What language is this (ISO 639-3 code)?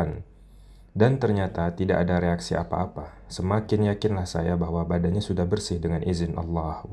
ind